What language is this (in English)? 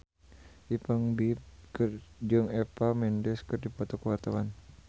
Sundanese